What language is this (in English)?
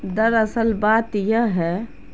Urdu